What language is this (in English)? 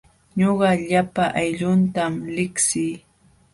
Jauja Wanca Quechua